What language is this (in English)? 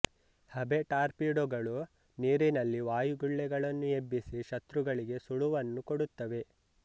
Kannada